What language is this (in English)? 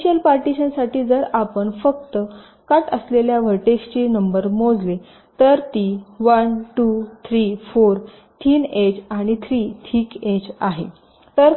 Marathi